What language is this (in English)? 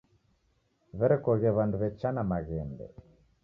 Taita